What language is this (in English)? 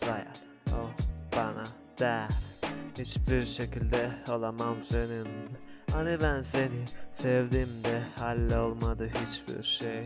Turkish